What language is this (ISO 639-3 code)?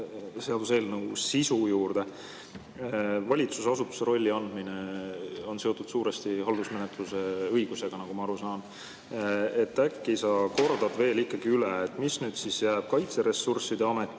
est